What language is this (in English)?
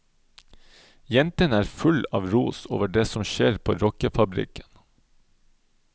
Norwegian